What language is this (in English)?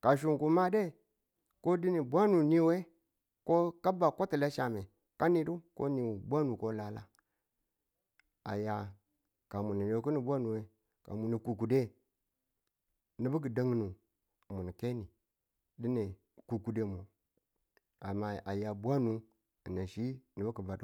Tula